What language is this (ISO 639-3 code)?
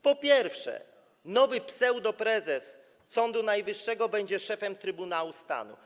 pol